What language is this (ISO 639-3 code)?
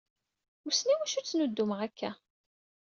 kab